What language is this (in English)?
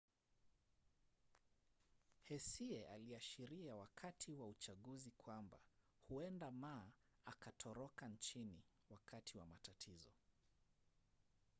Swahili